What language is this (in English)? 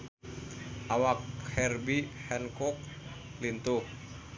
Sundanese